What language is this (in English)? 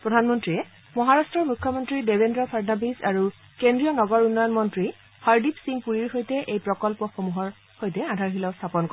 Assamese